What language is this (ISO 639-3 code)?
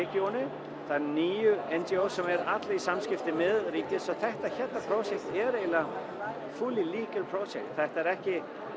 isl